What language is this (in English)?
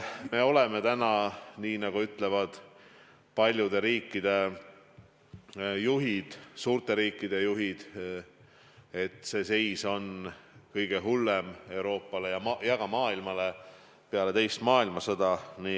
Estonian